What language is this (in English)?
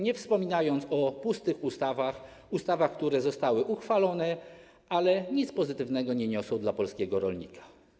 Polish